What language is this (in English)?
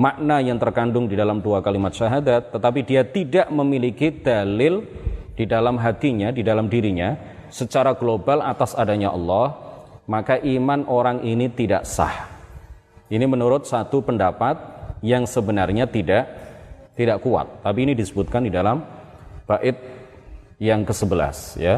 Indonesian